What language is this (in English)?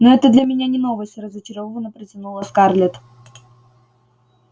Russian